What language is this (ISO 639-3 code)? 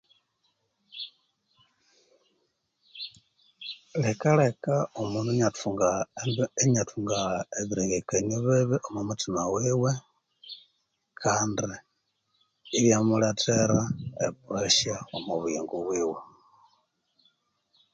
koo